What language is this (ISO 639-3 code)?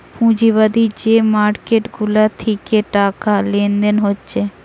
ben